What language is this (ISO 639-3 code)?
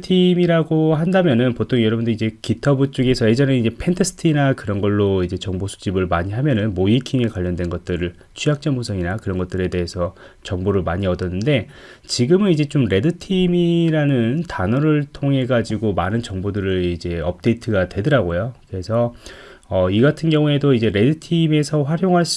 kor